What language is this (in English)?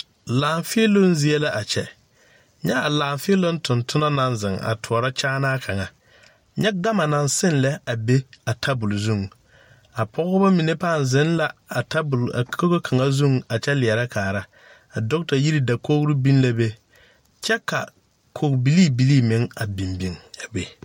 Southern Dagaare